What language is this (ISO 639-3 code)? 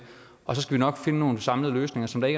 dan